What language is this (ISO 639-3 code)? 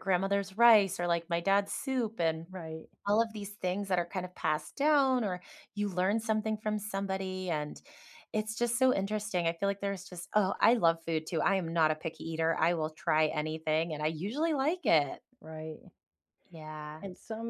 eng